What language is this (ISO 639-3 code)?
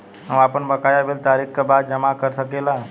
bho